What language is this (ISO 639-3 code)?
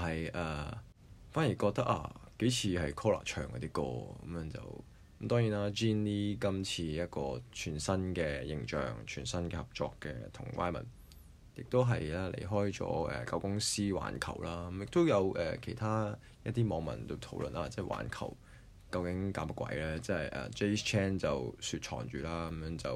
zho